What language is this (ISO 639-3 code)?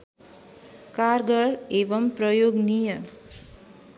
nep